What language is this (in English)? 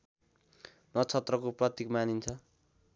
Nepali